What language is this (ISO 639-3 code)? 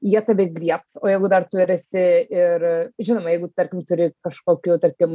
lit